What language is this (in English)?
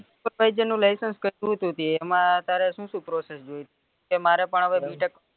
Gujarati